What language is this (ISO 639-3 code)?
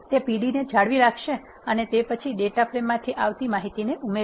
guj